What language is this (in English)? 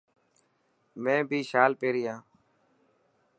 Dhatki